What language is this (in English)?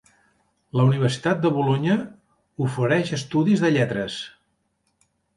Catalan